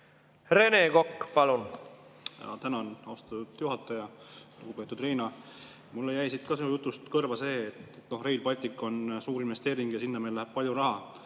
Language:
Estonian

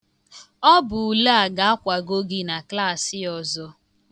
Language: Igbo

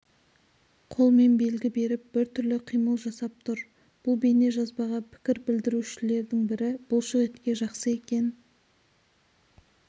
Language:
Kazakh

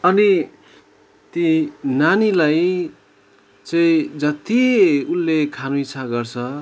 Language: Nepali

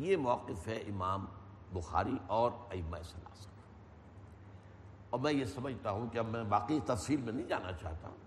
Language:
Urdu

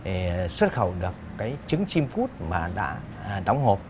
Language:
Vietnamese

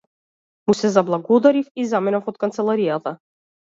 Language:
Macedonian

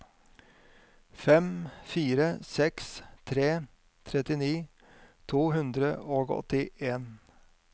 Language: Norwegian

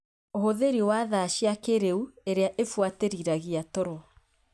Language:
Kikuyu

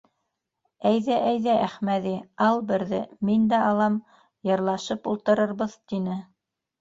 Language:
Bashkir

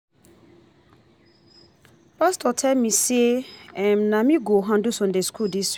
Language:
Nigerian Pidgin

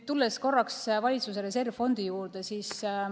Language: Estonian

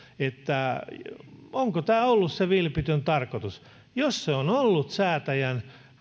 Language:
Finnish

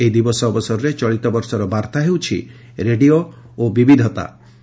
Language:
Odia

